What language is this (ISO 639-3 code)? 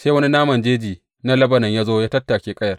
hau